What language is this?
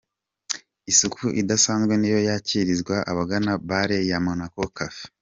Kinyarwanda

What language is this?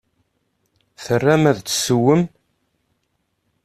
Kabyle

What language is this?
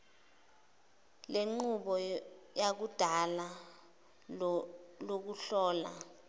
Zulu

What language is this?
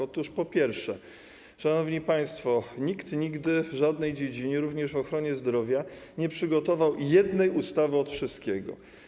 Polish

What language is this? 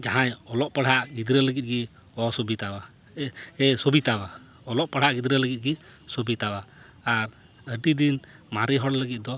Santali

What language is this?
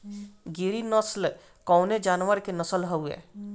Bhojpuri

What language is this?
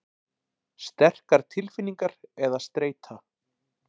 Icelandic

